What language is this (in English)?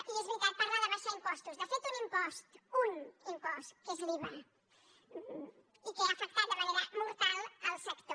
Catalan